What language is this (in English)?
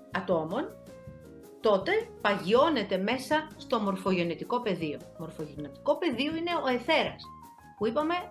Greek